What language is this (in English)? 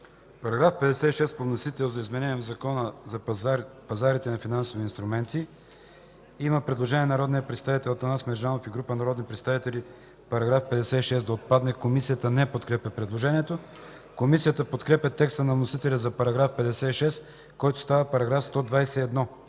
Bulgarian